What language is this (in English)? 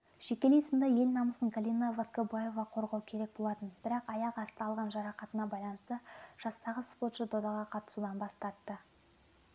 Kazakh